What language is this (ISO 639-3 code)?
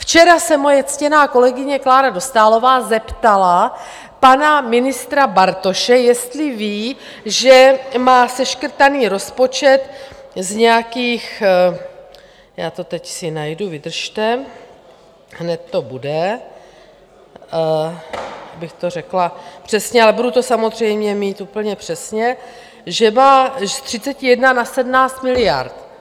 ces